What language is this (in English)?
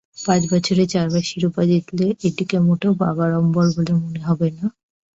Bangla